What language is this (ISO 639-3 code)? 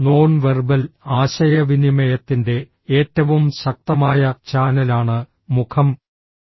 mal